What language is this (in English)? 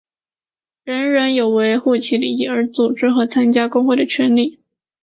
Chinese